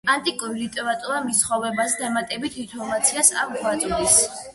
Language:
Georgian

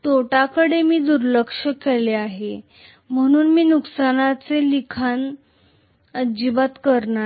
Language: Marathi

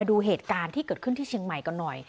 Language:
Thai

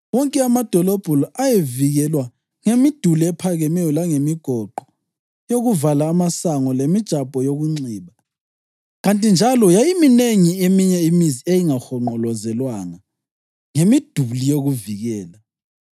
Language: North Ndebele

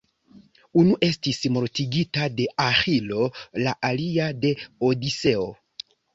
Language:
Esperanto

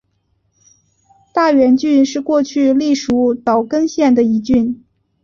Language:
Chinese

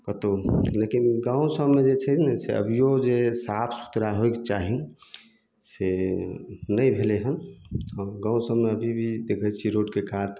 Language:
Maithili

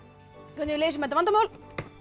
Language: Icelandic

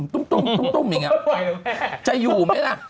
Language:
Thai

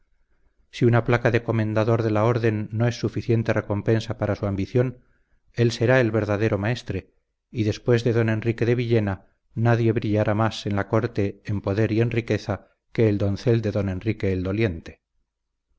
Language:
Spanish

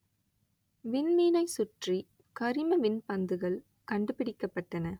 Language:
Tamil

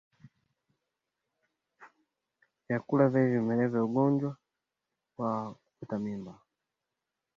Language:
Swahili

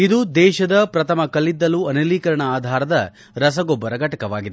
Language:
Kannada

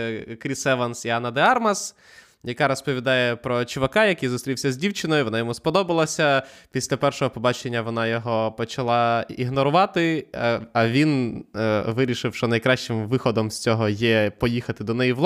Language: Ukrainian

